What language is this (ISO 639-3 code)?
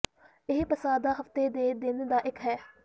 pan